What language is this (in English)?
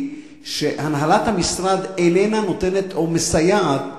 Hebrew